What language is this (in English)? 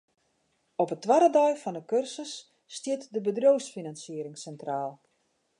Western Frisian